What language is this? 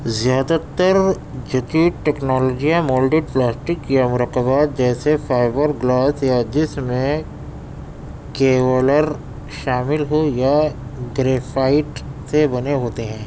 Urdu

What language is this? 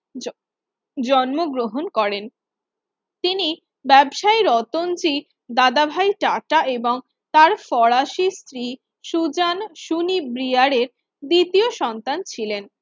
Bangla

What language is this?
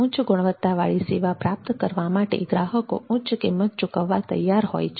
Gujarati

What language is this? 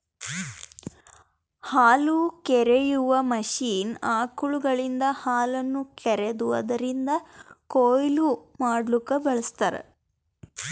Kannada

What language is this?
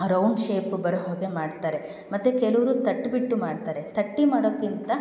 Kannada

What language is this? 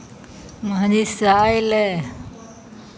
Maithili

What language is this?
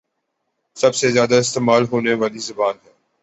Urdu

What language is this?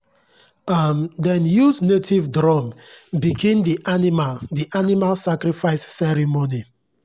Nigerian Pidgin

